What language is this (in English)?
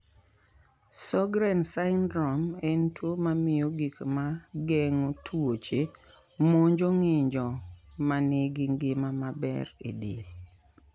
Luo (Kenya and Tanzania)